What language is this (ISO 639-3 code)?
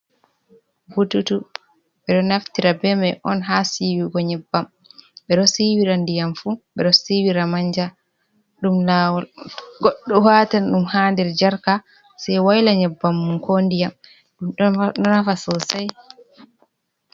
ful